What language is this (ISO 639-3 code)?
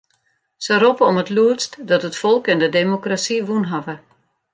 fry